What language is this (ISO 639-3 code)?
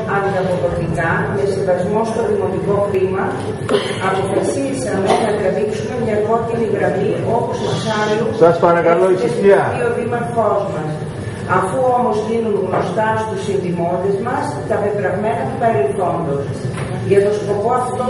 ell